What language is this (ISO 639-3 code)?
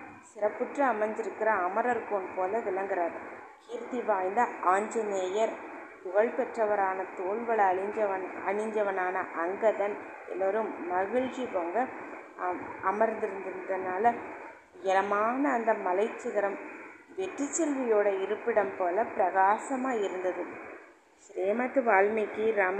tam